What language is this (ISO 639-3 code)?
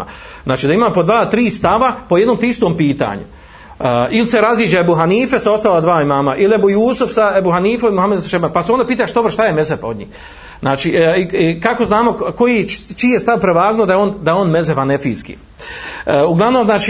hrv